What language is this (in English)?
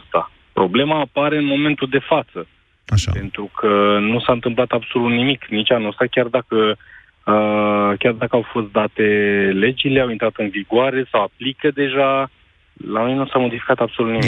Romanian